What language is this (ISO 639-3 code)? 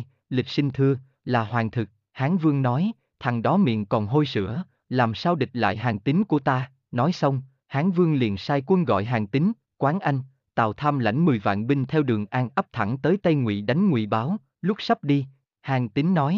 vie